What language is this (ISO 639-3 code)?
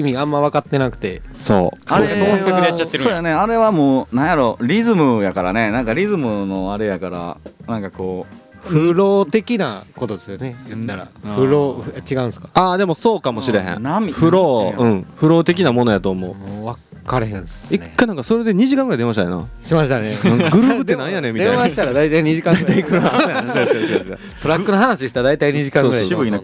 jpn